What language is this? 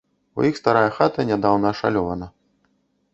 Belarusian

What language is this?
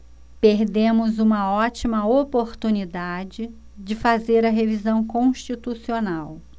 Portuguese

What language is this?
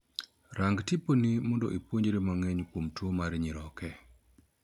Luo (Kenya and Tanzania)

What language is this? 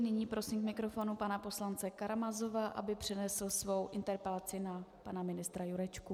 Czech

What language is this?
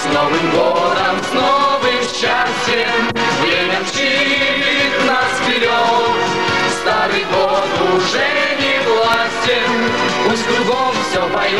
Russian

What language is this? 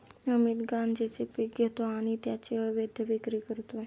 Marathi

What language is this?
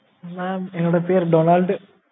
Tamil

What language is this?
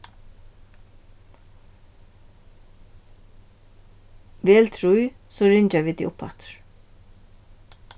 Faroese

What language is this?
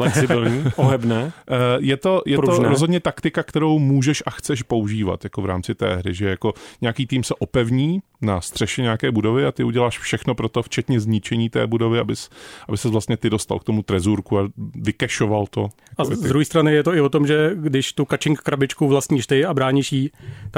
Czech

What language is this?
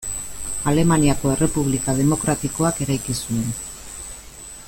Basque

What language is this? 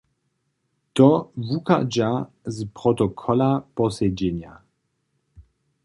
Upper Sorbian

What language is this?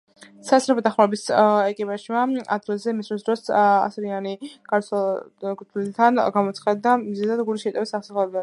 Georgian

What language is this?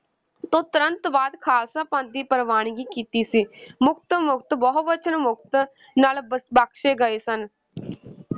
Punjabi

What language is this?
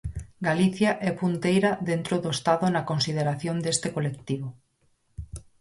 Galician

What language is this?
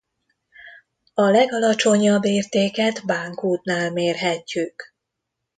Hungarian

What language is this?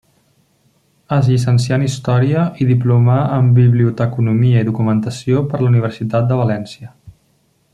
Catalan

